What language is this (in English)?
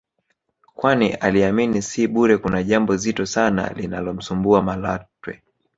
Swahili